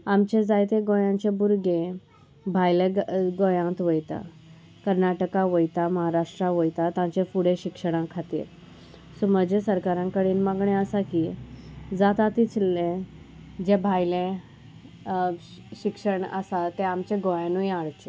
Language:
Konkani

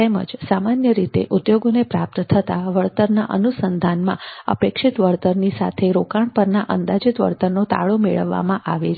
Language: Gujarati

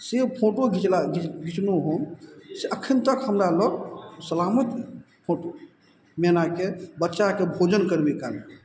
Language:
Maithili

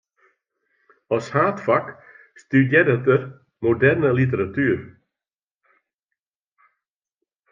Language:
Western Frisian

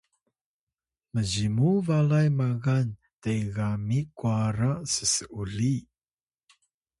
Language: Atayal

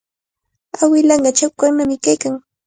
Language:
Cajatambo North Lima Quechua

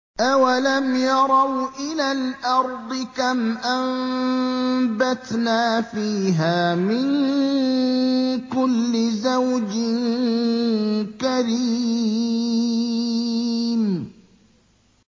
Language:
Arabic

